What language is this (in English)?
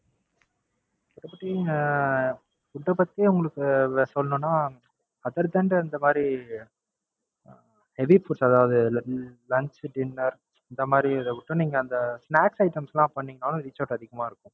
Tamil